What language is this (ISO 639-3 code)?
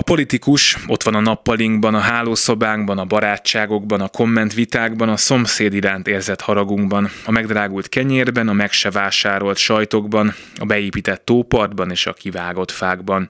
hun